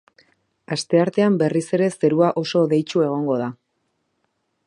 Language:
Basque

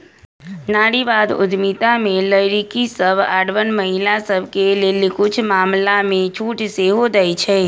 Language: Magahi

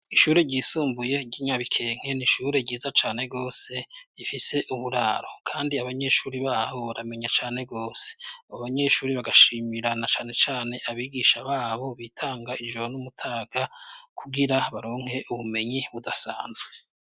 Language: Rundi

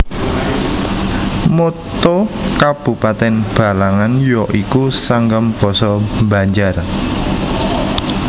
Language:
Javanese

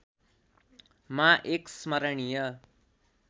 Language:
Nepali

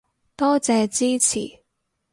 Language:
Cantonese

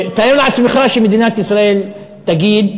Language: Hebrew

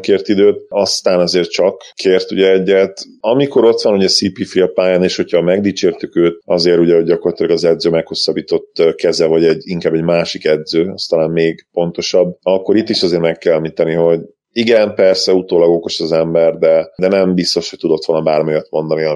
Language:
Hungarian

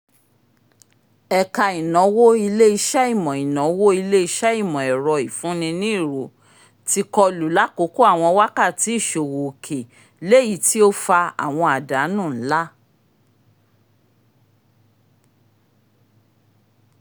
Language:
Yoruba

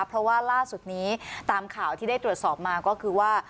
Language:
Thai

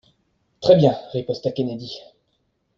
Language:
French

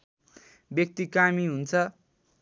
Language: Nepali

